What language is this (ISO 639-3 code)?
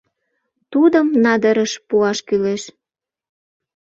chm